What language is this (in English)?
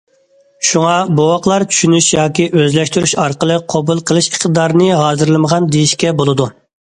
Uyghur